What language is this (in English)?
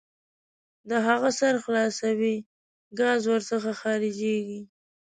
Pashto